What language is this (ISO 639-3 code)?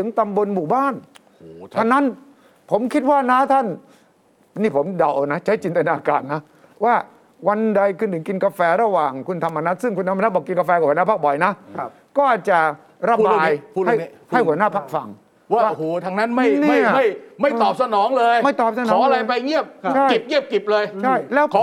tha